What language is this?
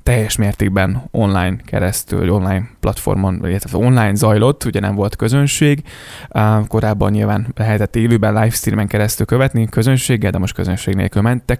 Hungarian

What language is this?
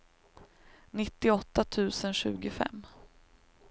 Swedish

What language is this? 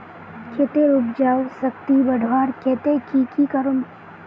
Magahi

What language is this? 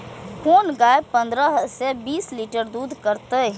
Maithili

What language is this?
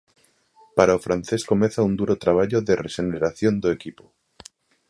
Galician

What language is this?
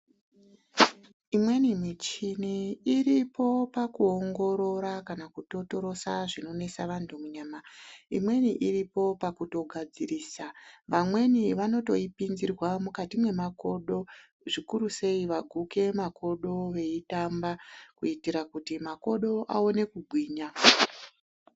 Ndau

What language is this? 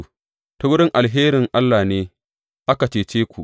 Hausa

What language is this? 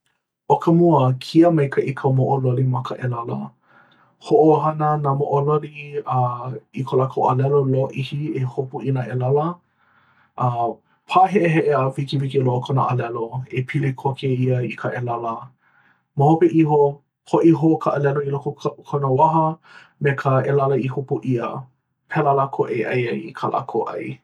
Hawaiian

